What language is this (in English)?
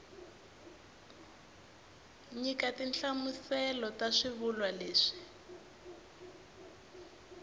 Tsonga